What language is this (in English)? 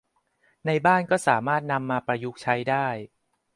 Thai